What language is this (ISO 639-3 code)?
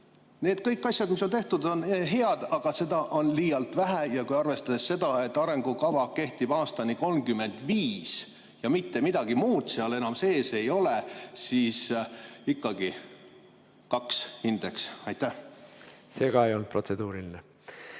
est